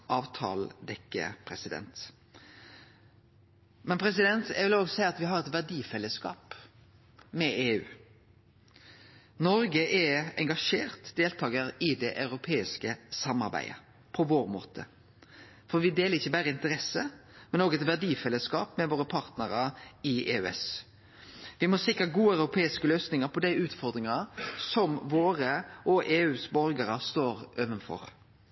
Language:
Norwegian Nynorsk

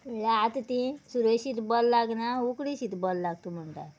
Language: Konkani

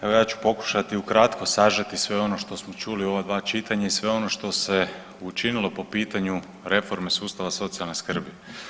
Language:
Croatian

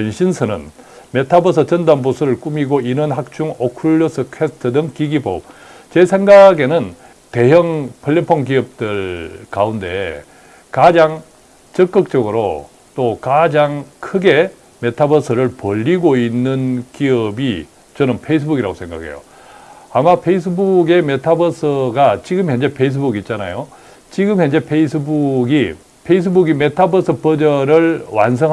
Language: Korean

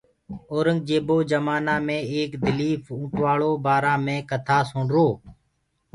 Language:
Gurgula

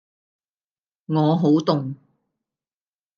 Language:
Cantonese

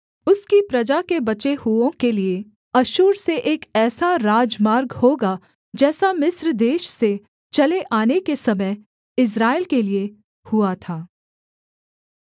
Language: Hindi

